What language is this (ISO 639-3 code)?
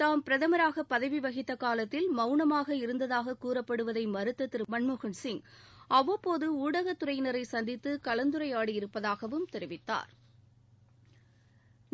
tam